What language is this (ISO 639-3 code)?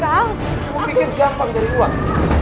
ind